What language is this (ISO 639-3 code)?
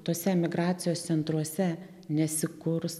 lit